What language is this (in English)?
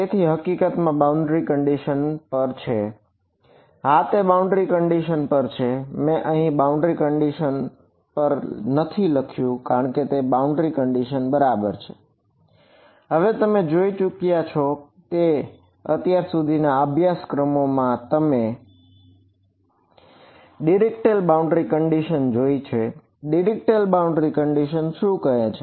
Gujarati